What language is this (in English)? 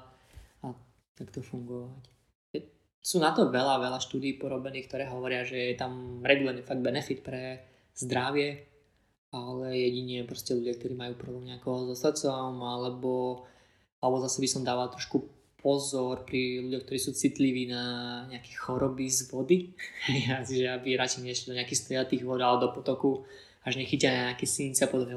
Slovak